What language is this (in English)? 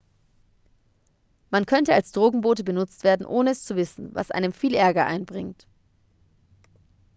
German